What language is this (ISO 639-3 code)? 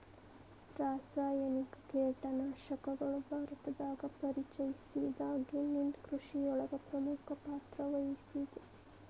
kan